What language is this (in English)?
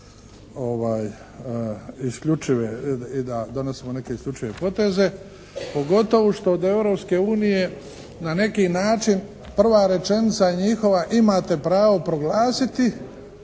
Croatian